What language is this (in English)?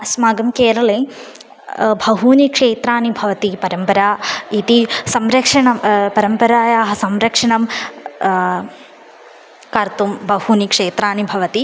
Sanskrit